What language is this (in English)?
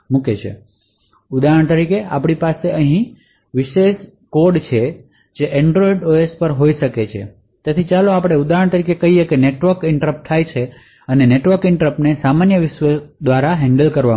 Gujarati